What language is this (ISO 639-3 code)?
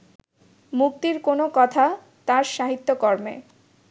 ben